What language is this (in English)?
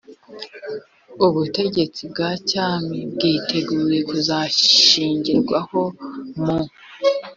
Kinyarwanda